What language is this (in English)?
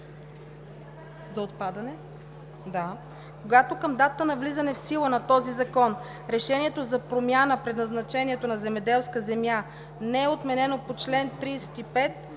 Bulgarian